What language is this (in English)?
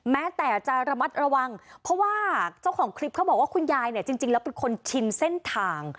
Thai